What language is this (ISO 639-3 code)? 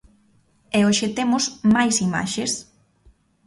glg